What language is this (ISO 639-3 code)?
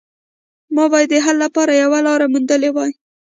pus